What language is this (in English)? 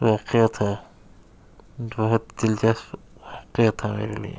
Urdu